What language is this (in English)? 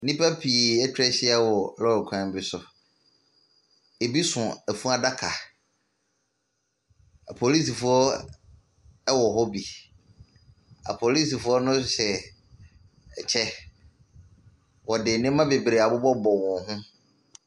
Akan